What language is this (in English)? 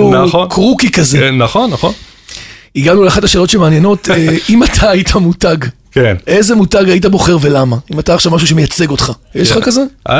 Hebrew